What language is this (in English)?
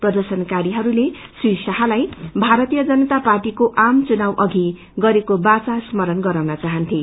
Nepali